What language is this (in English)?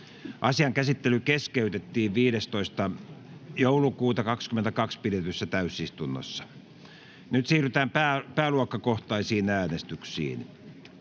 Finnish